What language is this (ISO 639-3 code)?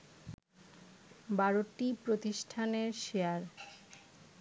ben